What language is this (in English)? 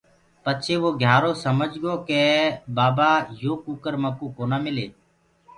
Gurgula